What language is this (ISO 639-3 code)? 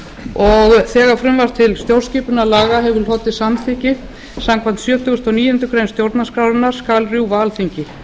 isl